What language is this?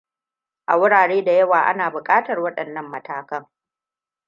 Hausa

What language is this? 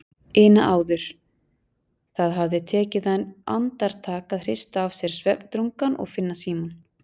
Icelandic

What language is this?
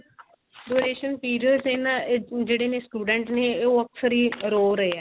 Punjabi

